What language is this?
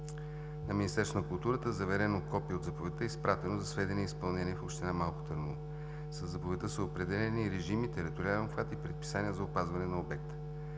Bulgarian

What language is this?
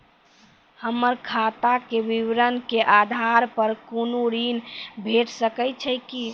Maithili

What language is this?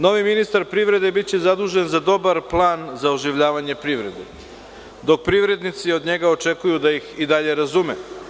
Serbian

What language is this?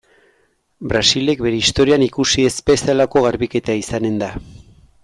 Basque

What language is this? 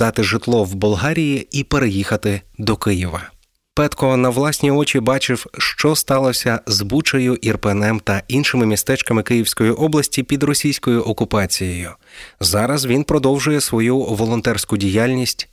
Ukrainian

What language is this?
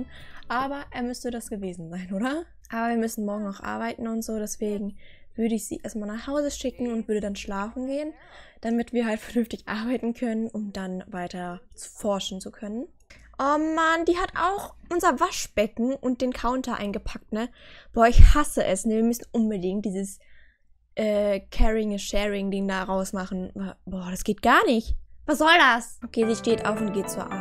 German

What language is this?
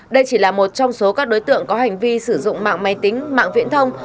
Vietnamese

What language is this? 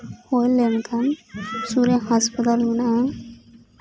Santali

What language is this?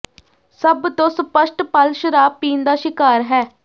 Punjabi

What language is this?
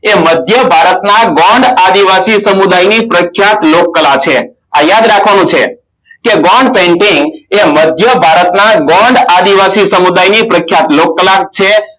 Gujarati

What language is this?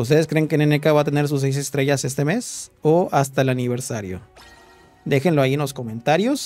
Spanish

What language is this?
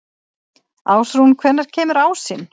Icelandic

